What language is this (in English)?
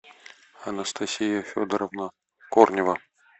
Russian